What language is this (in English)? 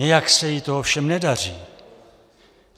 Czech